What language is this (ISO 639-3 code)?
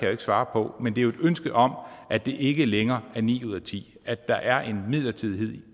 dan